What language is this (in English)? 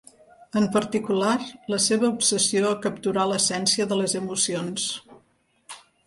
Catalan